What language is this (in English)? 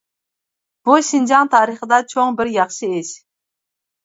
Uyghur